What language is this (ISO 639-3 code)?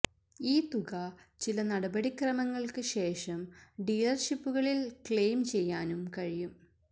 mal